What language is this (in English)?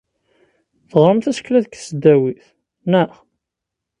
Kabyle